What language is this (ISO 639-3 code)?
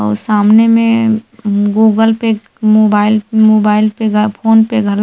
hne